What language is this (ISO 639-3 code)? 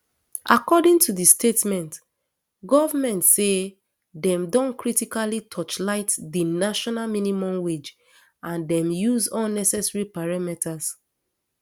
pcm